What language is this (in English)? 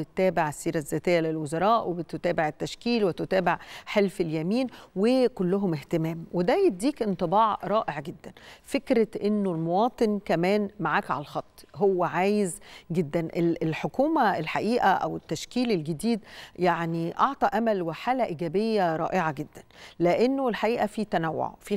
Arabic